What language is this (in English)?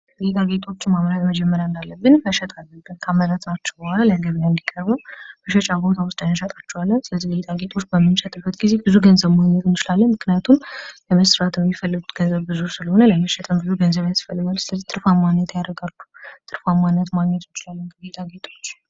Amharic